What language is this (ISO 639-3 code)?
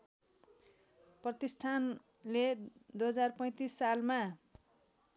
nep